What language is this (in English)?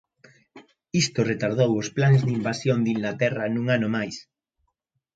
Galician